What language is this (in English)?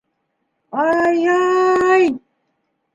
Bashkir